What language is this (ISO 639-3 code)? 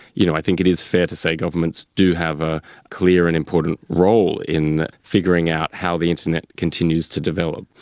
eng